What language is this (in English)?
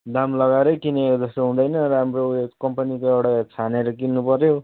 Nepali